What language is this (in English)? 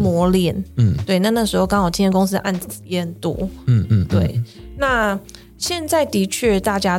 Chinese